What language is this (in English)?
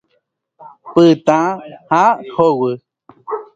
Guarani